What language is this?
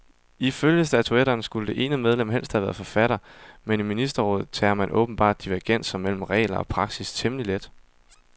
Danish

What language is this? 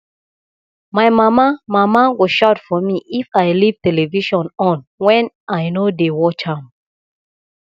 Nigerian Pidgin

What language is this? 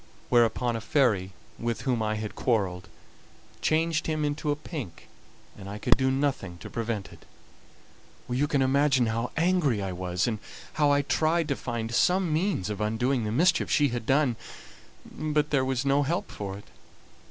English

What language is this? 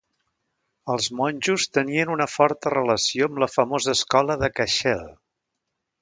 Catalan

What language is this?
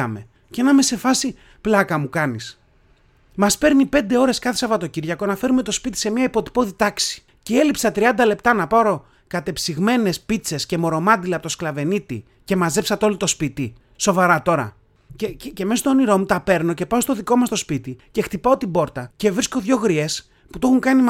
Greek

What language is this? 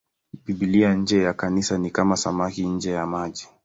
Swahili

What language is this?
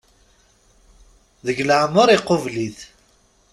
Kabyle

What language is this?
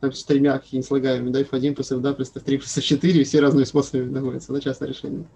Russian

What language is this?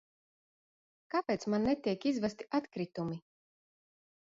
Latvian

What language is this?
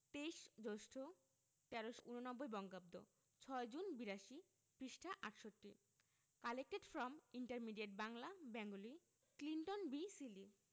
Bangla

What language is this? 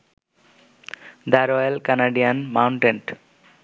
Bangla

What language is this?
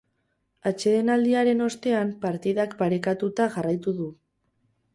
Basque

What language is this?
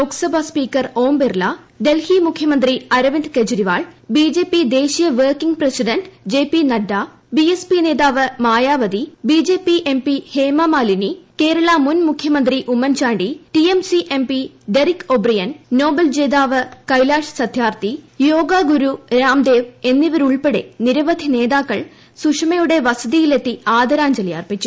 Malayalam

